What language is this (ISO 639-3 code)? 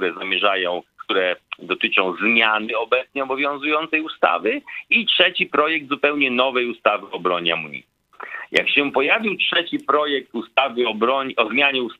pol